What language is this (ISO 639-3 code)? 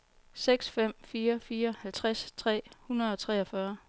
dan